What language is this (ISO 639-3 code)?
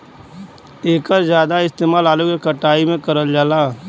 bho